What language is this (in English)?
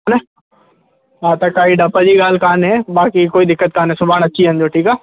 Sindhi